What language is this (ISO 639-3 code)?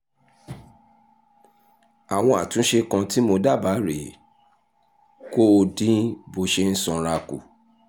yor